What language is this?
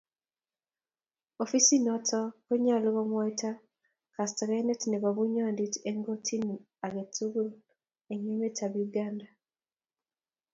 Kalenjin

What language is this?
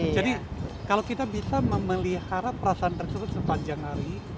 Indonesian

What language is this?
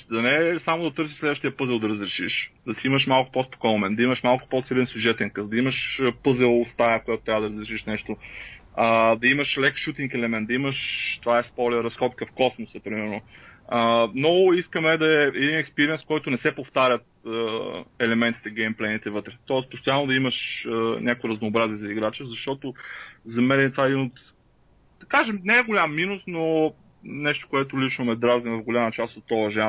Bulgarian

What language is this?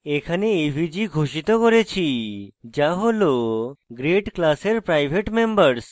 Bangla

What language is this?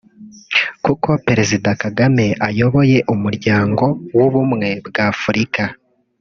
Kinyarwanda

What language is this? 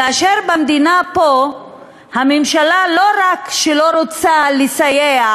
Hebrew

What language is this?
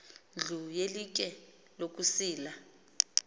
Xhosa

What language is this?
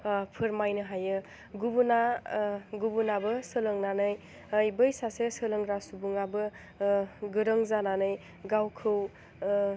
Bodo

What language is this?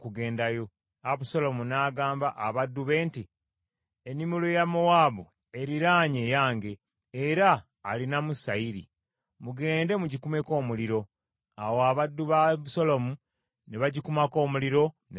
Ganda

